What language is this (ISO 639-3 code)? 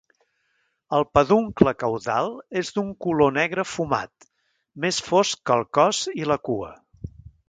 cat